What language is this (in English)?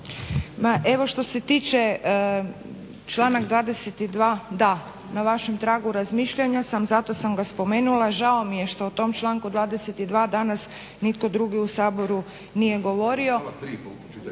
Croatian